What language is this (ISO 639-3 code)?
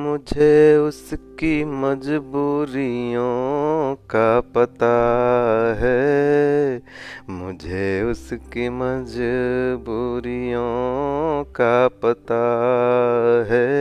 hin